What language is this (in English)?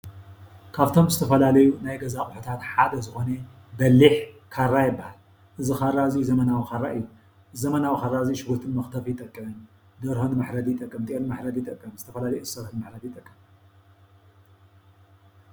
Tigrinya